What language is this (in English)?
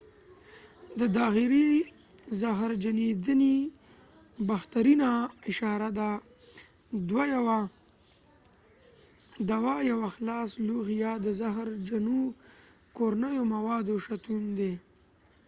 Pashto